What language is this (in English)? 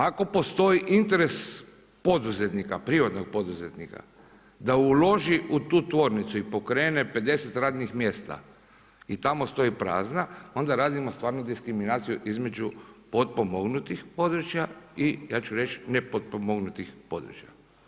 Croatian